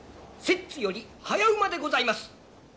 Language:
Japanese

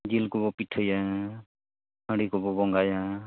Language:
Santali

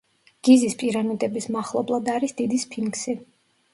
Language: Georgian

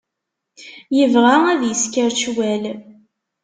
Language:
Kabyle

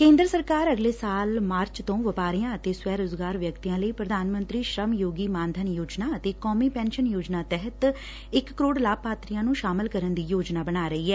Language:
Punjabi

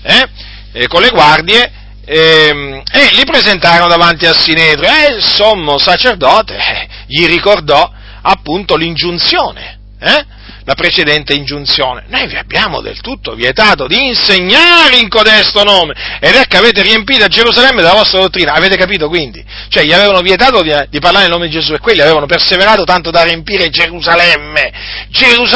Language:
Italian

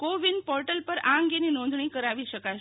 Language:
Gujarati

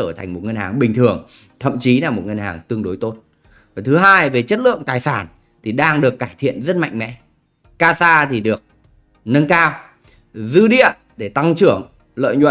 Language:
Vietnamese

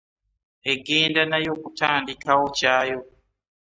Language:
Ganda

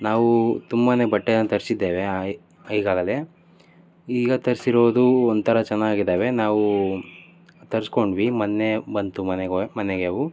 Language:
Kannada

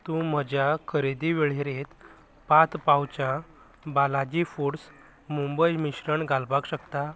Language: Konkani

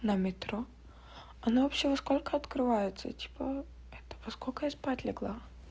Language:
Russian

